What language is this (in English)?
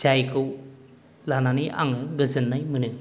Bodo